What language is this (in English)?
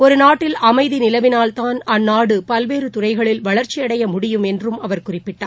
Tamil